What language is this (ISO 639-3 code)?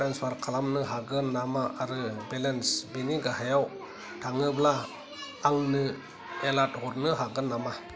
brx